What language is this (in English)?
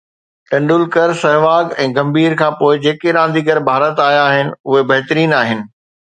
Sindhi